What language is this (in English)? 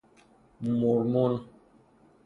Persian